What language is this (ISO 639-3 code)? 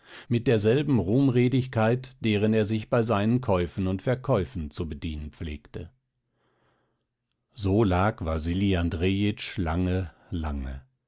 deu